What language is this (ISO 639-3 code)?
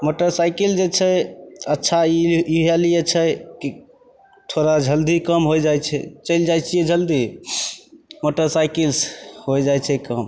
mai